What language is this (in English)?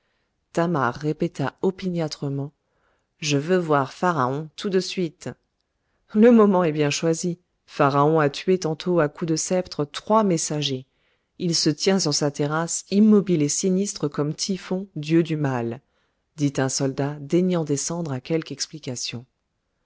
French